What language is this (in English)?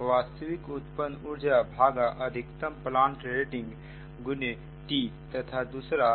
Hindi